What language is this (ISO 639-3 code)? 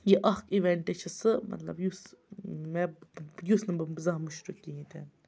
kas